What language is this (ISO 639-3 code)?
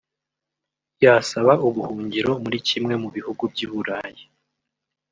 kin